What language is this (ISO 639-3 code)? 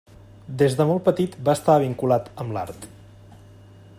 cat